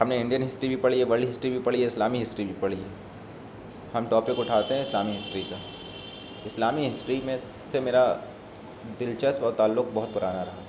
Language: Urdu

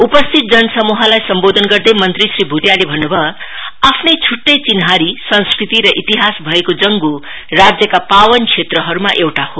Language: Nepali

